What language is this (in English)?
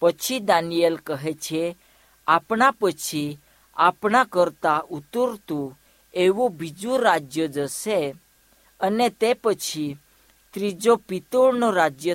Hindi